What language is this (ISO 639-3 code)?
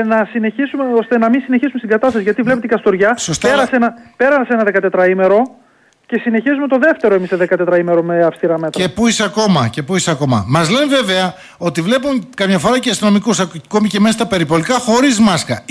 ell